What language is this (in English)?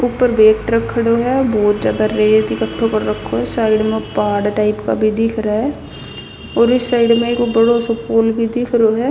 Haryanvi